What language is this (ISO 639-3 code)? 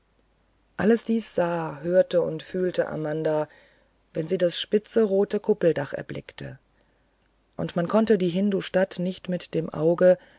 deu